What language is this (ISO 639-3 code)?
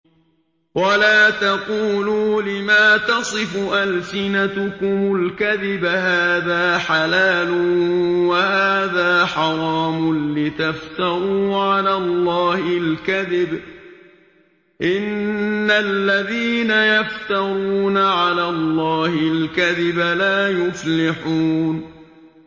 ara